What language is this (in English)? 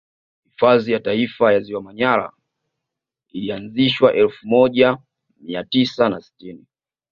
Swahili